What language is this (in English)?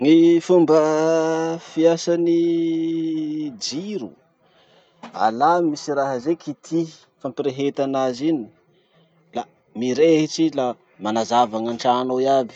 Masikoro Malagasy